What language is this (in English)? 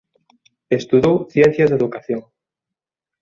Galician